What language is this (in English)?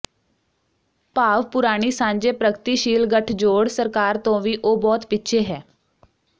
Punjabi